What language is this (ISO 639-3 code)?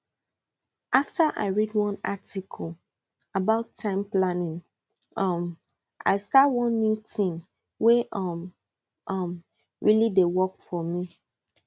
pcm